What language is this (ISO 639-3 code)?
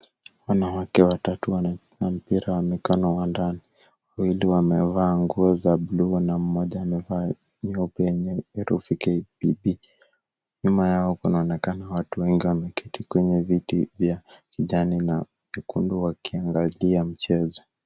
swa